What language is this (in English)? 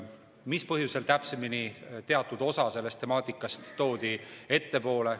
Estonian